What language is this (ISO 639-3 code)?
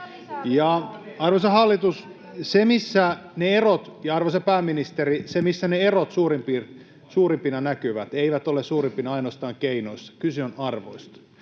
fin